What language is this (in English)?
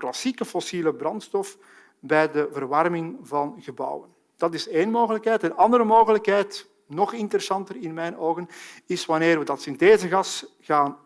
Dutch